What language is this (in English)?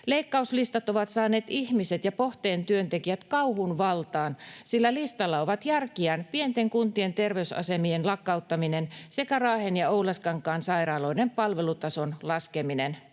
Finnish